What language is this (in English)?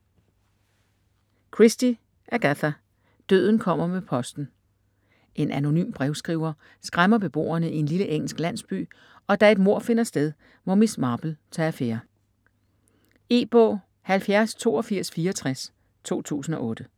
Danish